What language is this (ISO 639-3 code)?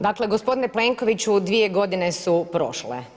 hrv